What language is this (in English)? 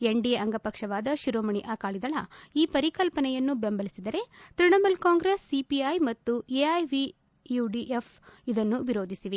Kannada